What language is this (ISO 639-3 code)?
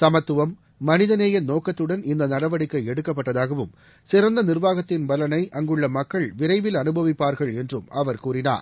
tam